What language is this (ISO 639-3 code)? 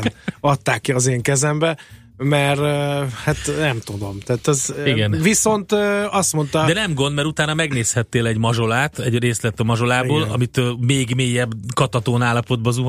hun